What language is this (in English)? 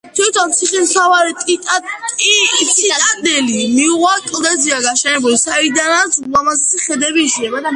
Georgian